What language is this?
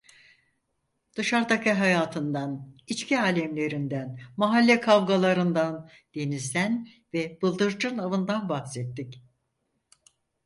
Turkish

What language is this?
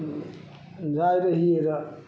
Maithili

